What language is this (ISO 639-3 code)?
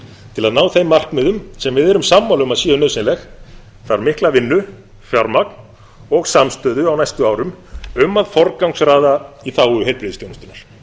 isl